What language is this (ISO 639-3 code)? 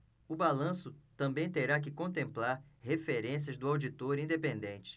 por